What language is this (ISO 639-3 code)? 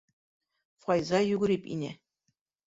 bak